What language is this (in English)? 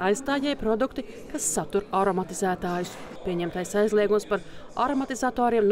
Latvian